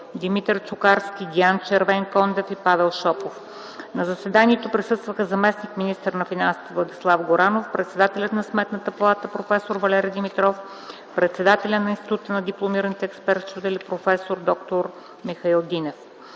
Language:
Bulgarian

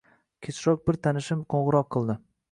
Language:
Uzbek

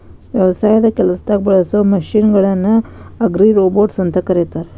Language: Kannada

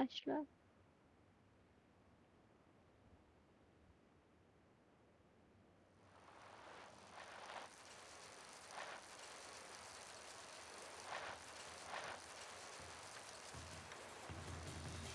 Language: Turkish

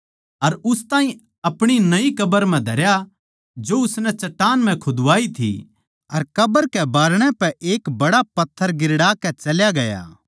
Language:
Haryanvi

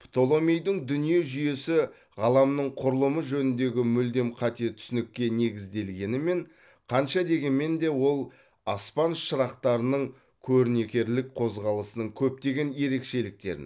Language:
Kazakh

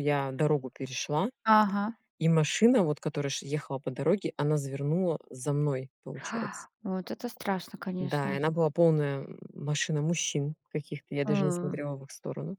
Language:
Russian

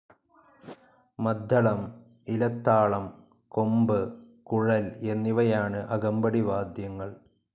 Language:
Malayalam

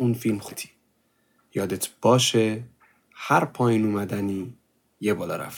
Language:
Persian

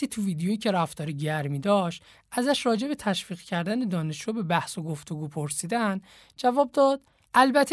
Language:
Persian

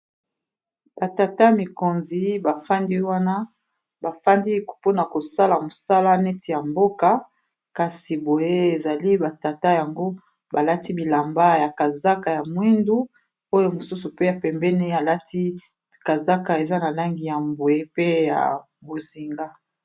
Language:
Lingala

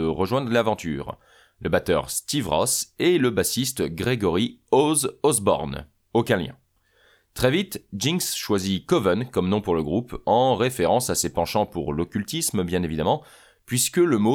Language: French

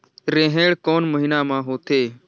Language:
Chhattisgarhi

